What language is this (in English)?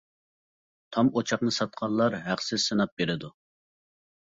Uyghur